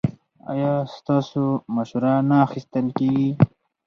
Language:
Pashto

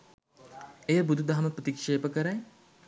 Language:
Sinhala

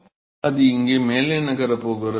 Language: Tamil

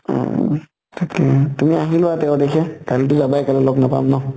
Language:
Assamese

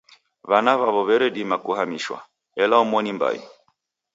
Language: Taita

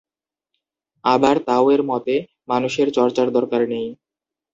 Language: Bangla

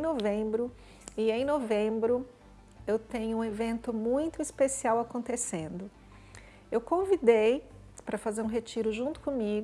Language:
Portuguese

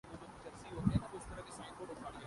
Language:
Urdu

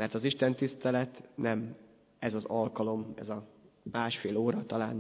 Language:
Hungarian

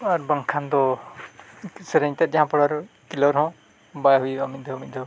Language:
Santali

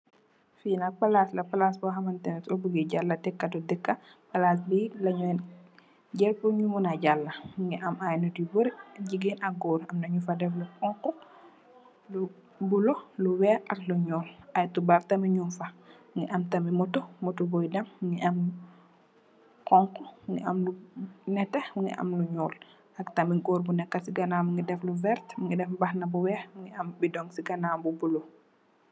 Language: Wolof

